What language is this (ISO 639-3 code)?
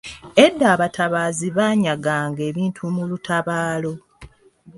lug